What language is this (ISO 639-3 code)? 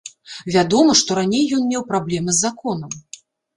bel